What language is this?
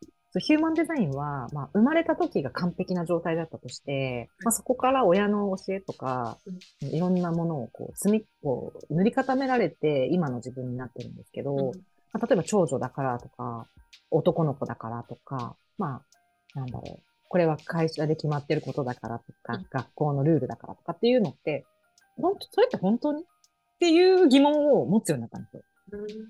Japanese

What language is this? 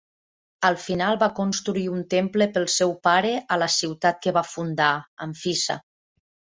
Catalan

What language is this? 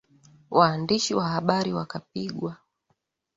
Swahili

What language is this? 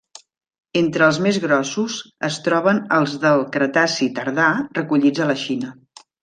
Catalan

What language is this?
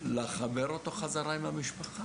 Hebrew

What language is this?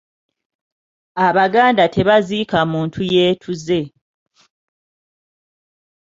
Ganda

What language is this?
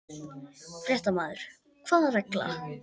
Icelandic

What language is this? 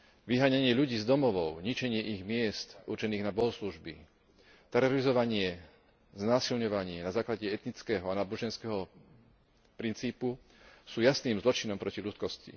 Slovak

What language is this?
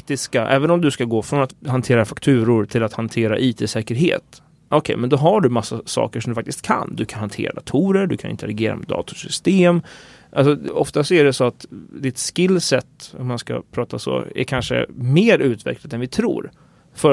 Swedish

